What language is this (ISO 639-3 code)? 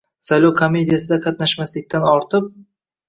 uzb